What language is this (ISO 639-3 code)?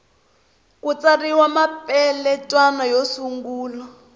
tso